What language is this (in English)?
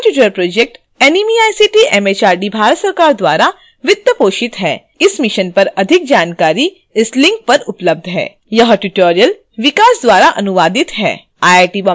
Hindi